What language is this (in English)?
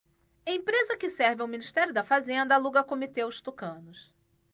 Portuguese